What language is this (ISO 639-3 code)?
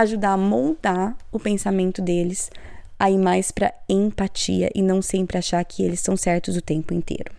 por